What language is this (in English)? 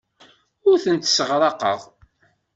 Kabyle